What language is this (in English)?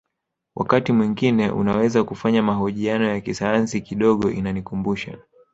Swahili